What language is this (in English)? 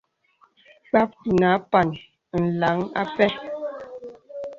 Bebele